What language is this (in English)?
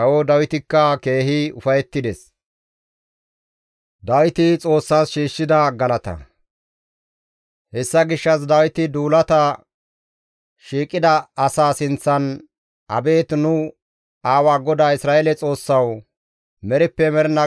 Gamo